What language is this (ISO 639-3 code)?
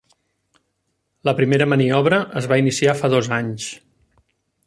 cat